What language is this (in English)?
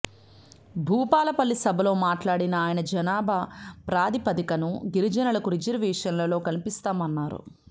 Telugu